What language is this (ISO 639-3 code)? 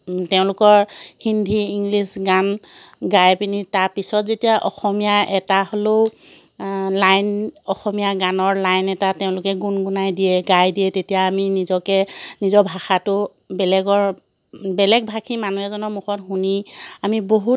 asm